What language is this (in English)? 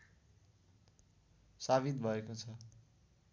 Nepali